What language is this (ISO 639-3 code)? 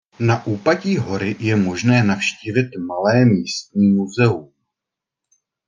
ces